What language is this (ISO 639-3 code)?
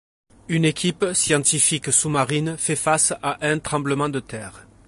fra